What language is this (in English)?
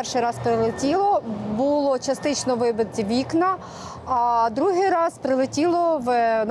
Ukrainian